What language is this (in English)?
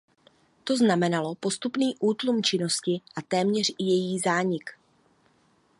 Czech